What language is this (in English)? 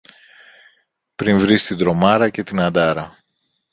Greek